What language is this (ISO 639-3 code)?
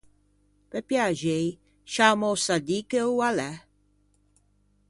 lij